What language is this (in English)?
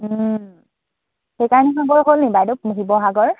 Assamese